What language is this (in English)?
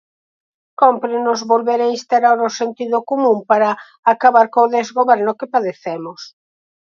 Galician